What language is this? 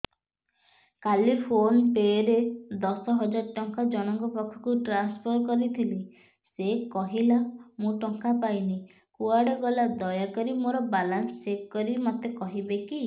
Odia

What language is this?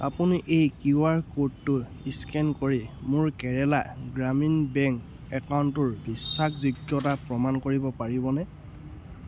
Assamese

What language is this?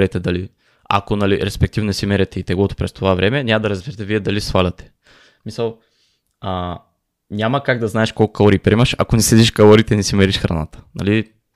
Bulgarian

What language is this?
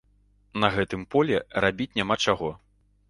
Belarusian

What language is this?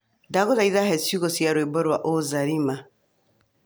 Kikuyu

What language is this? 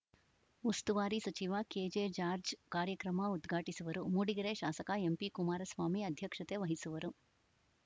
Kannada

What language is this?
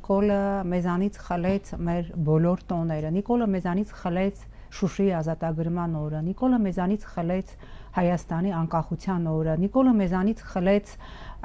Romanian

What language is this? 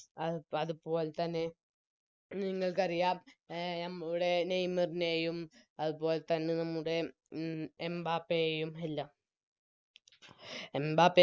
Malayalam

